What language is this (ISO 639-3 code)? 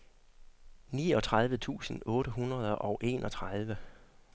dan